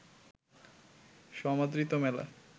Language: Bangla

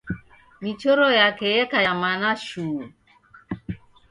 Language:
Taita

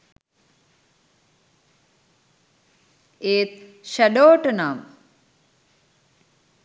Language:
Sinhala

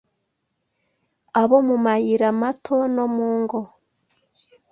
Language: Kinyarwanda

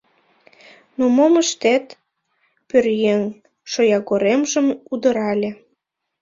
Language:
Mari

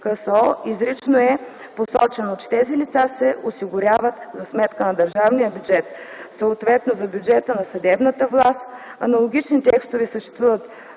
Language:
Bulgarian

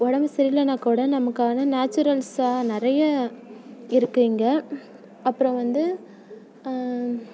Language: Tamil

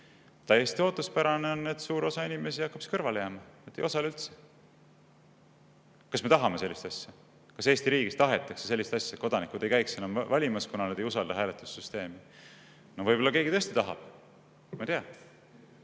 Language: Estonian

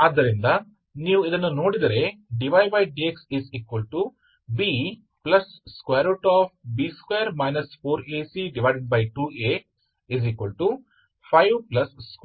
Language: Kannada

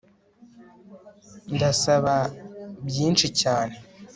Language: Kinyarwanda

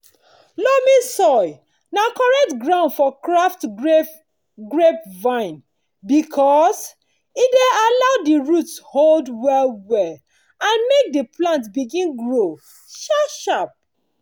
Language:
Nigerian Pidgin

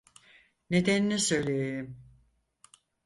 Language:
Turkish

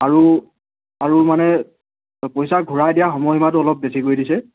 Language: Assamese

